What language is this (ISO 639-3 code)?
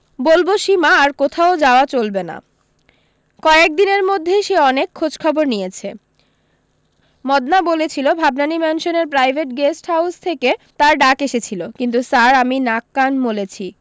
ben